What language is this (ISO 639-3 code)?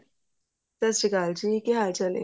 pan